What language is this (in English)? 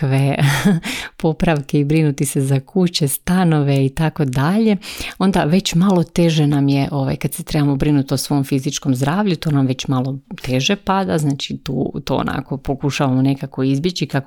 Croatian